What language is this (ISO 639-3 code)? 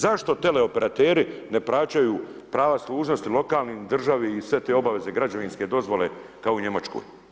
hrv